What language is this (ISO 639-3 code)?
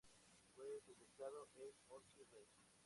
spa